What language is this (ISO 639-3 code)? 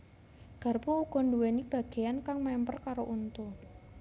jav